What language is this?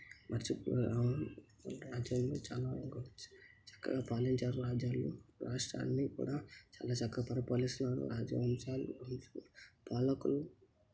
Telugu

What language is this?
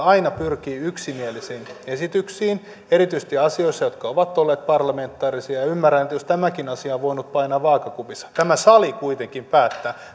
Finnish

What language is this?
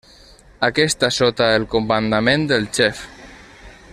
Catalan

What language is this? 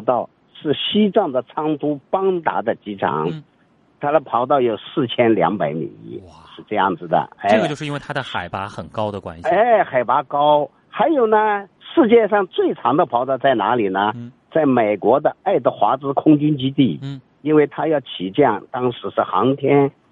Chinese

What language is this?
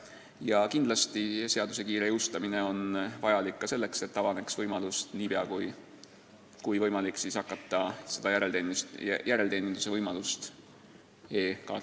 Estonian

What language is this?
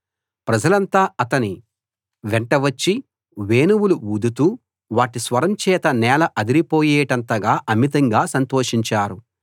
Telugu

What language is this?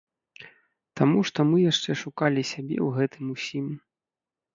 Belarusian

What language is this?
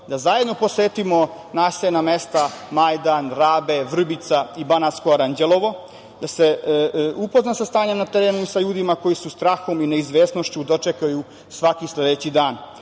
Serbian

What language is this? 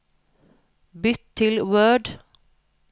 Norwegian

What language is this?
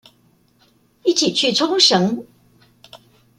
Chinese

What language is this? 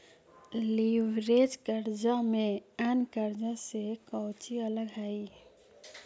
Magahi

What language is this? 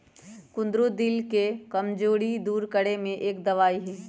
Magahi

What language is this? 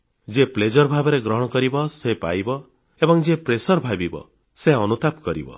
Odia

